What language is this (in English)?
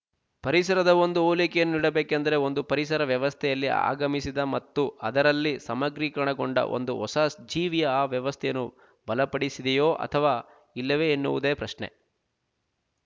Kannada